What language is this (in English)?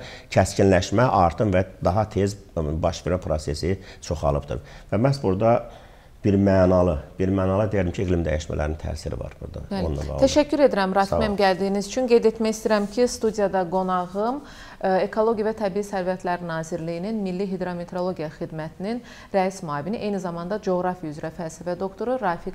Turkish